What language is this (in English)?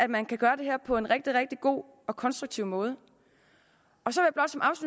Danish